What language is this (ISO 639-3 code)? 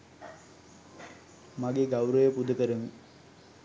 sin